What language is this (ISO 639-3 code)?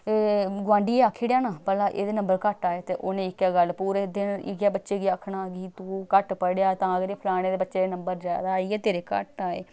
doi